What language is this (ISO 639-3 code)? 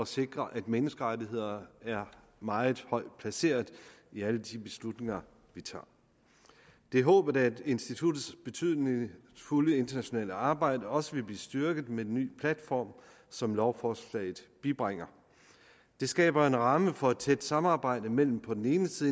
dan